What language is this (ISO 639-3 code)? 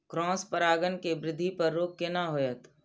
mai